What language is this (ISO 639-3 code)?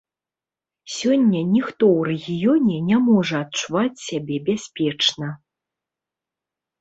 bel